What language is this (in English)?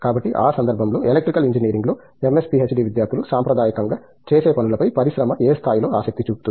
Telugu